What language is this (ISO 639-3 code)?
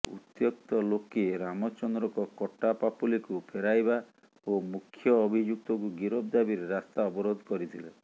ori